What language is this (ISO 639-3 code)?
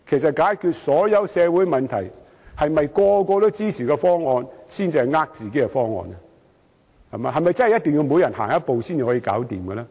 yue